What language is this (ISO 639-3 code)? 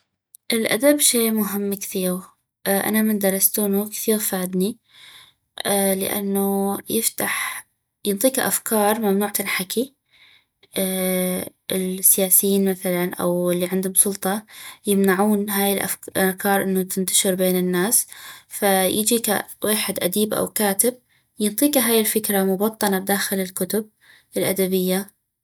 ayp